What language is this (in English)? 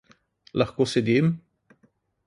Slovenian